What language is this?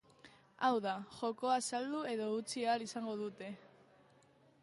Basque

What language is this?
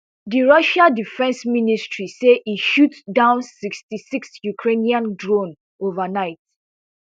Nigerian Pidgin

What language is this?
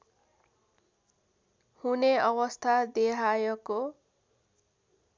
Nepali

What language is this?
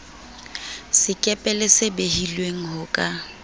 Southern Sotho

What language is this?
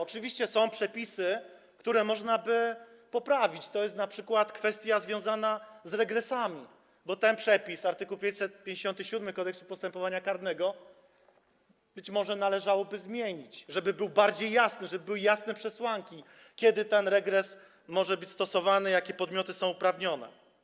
Polish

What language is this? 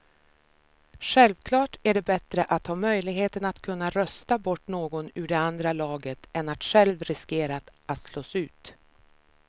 Swedish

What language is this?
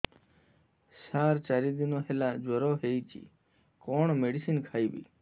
Odia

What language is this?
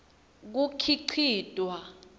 Swati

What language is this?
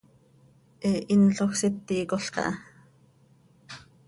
Seri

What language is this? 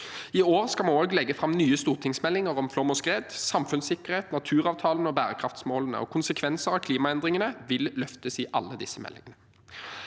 Norwegian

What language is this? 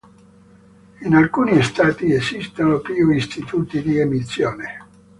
Italian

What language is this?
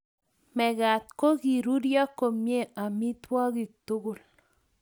Kalenjin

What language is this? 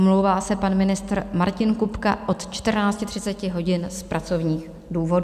Czech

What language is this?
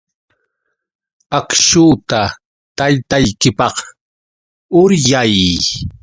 Yauyos Quechua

